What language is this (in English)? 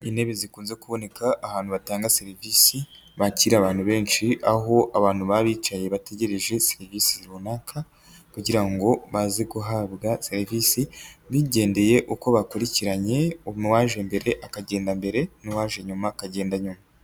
Kinyarwanda